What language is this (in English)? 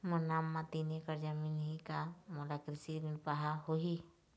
Chhattisgarhi